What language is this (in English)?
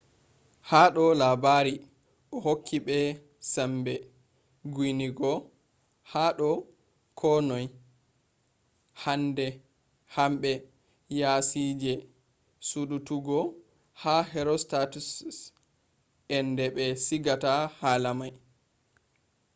Fula